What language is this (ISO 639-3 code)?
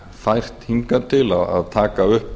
isl